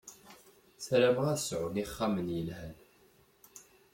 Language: Kabyle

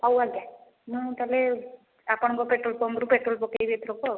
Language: Odia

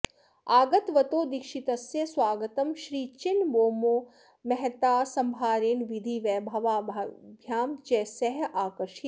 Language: Sanskrit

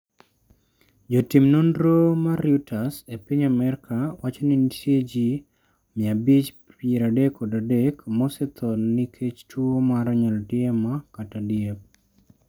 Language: Luo (Kenya and Tanzania)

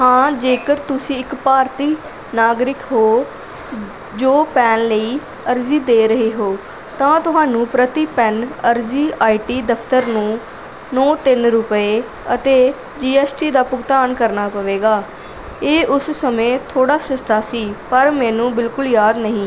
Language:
Punjabi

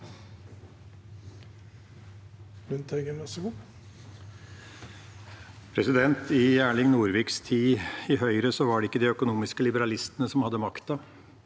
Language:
Norwegian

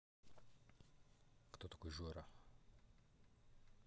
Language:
Russian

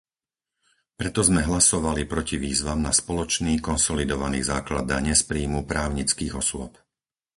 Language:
Slovak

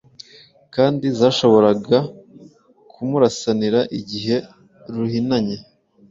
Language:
Kinyarwanda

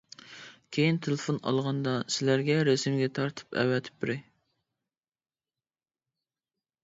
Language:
Uyghur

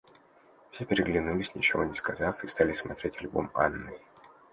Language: Russian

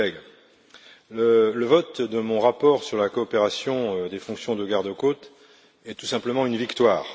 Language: French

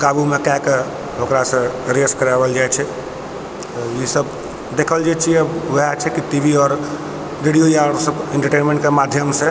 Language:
Maithili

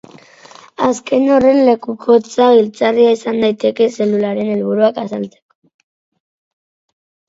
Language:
Basque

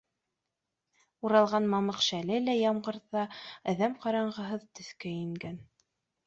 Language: Bashkir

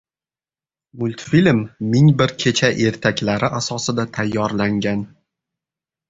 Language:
Uzbek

